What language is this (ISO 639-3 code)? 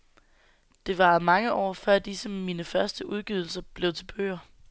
dan